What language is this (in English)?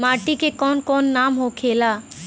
Bhojpuri